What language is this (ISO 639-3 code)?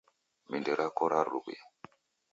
dav